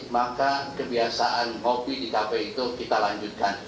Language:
Indonesian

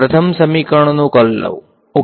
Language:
Gujarati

